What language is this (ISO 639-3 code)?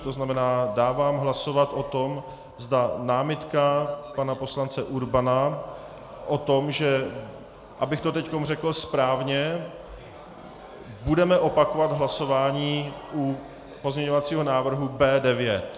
ces